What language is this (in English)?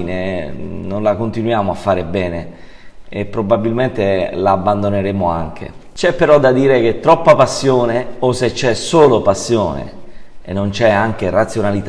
Italian